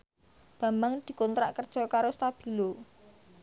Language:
Javanese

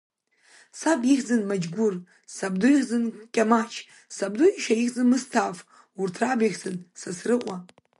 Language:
Abkhazian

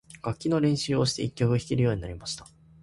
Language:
Japanese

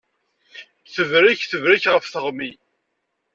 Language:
Kabyle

